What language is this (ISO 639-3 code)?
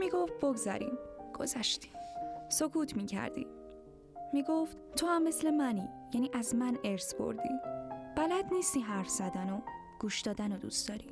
fas